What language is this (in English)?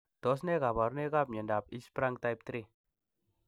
Kalenjin